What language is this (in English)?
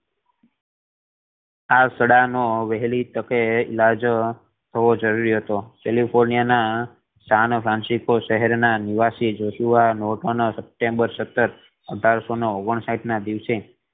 Gujarati